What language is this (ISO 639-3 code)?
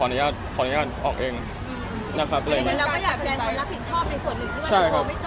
tha